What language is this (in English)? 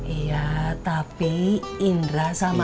Indonesian